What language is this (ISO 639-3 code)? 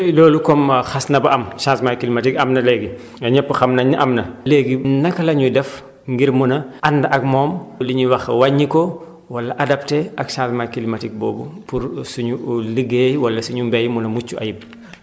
wol